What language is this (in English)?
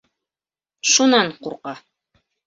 Bashkir